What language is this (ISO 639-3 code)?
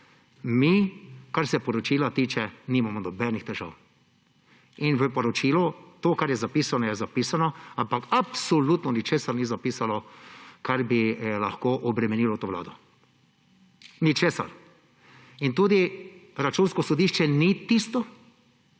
slv